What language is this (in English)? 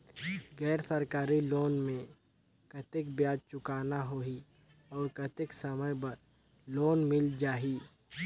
Chhattisgarhi